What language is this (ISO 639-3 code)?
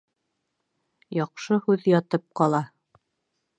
bak